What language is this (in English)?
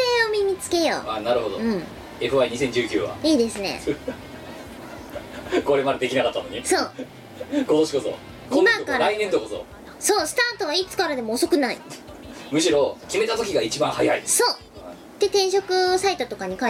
Japanese